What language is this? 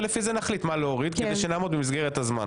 Hebrew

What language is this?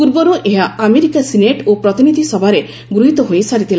Odia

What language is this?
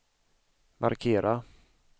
Swedish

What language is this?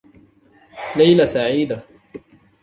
Arabic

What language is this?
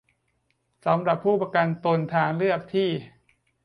Thai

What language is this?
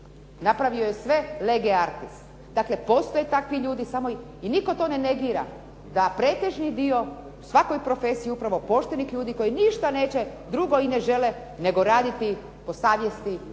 Croatian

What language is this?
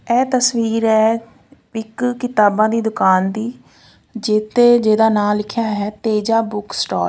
Punjabi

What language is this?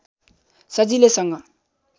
Nepali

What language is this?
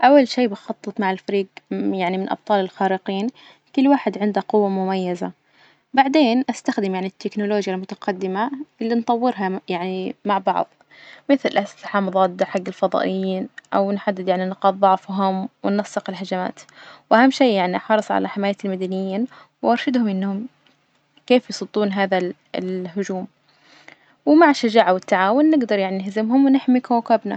Najdi Arabic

